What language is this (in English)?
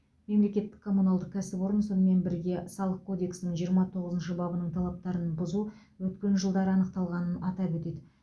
Kazakh